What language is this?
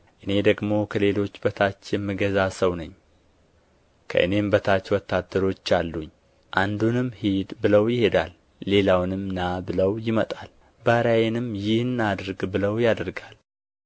Amharic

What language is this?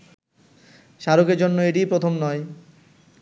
Bangla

